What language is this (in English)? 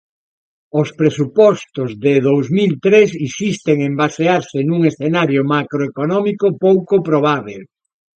Galician